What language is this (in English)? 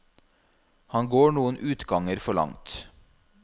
Norwegian